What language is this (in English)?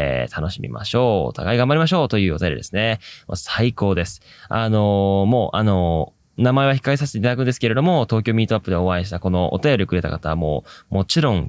Japanese